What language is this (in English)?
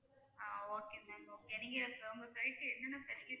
Tamil